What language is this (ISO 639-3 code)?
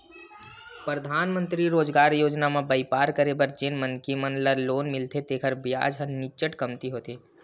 hne